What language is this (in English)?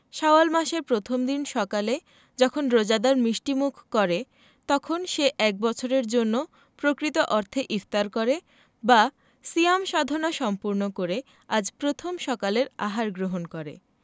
Bangla